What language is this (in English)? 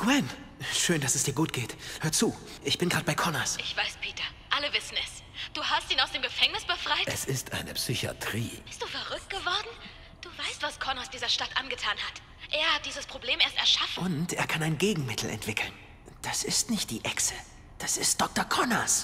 German